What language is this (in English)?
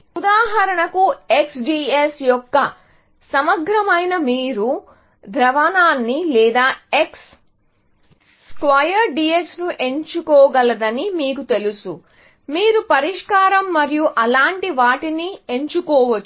Telugu